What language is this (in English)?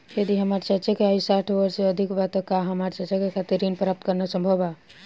Bhojpuri